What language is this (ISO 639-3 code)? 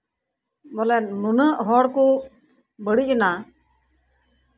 sat